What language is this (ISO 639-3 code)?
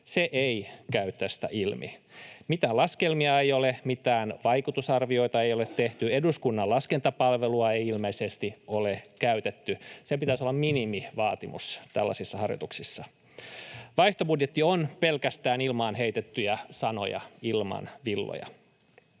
fin